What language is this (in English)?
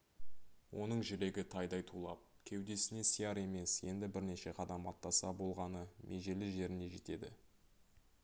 Kazakh